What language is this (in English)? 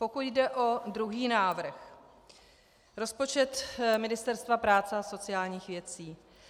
Czech